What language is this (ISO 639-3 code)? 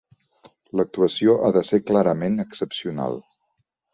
cat